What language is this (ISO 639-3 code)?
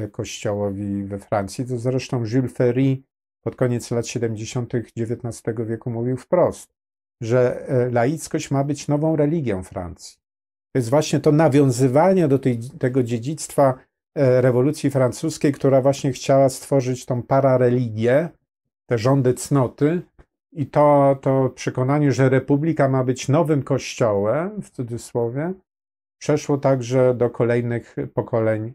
pol